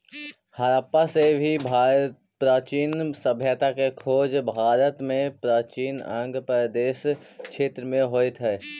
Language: Magahi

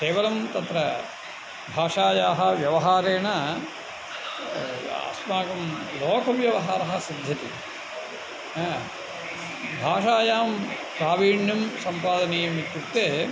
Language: Sanskrit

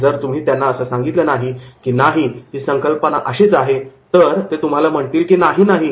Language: Marathi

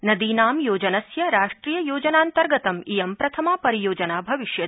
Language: Sanskrit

